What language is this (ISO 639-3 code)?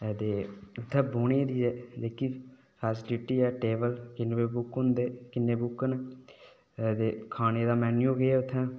doi